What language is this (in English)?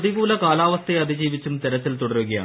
Malayalam